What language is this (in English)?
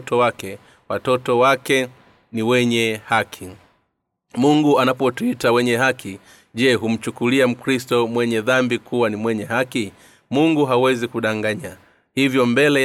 Swahili